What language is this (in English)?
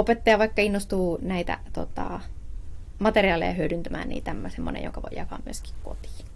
Finnish